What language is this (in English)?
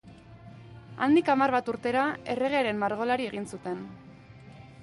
Basque